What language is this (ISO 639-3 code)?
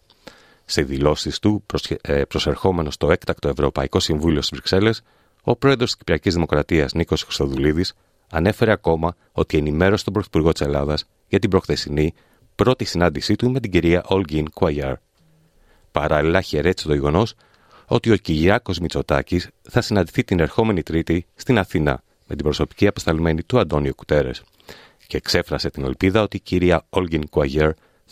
ell